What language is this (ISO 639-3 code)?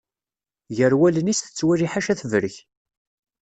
kab